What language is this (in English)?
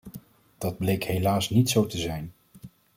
Dutch